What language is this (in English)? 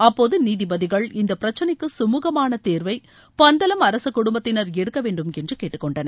Tamil